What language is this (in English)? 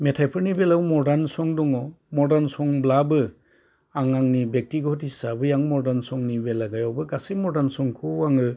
Bodo